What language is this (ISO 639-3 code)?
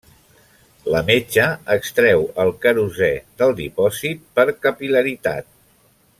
cat